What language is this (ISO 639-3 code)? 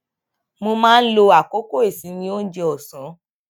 yor